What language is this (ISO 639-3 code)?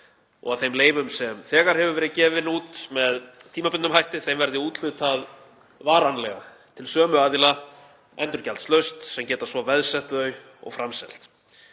isl